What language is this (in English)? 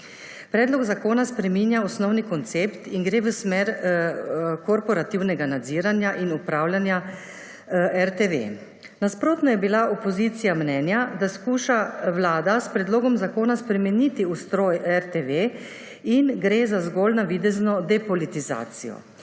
Slovenian